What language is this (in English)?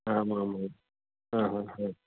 Sanskrit